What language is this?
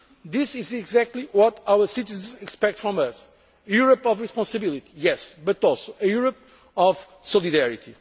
English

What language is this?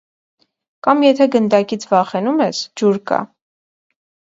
Armenian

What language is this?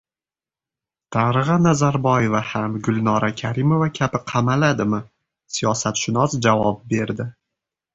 Uzbek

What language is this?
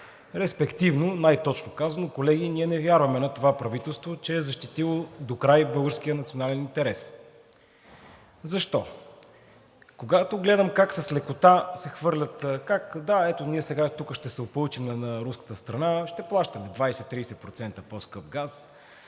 Bulgarian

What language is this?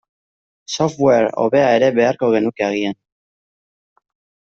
Basque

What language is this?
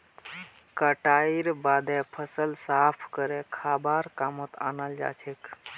Magahi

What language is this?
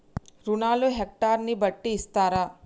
Telugu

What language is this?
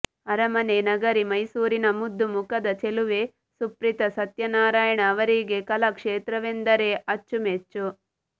Kannada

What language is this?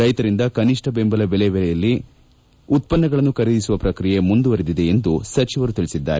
Kannada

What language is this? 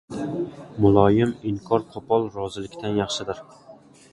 Uzbek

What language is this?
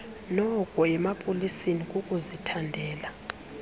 Xhosa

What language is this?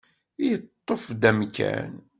Kabyle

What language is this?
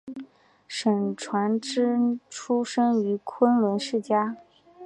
Chinese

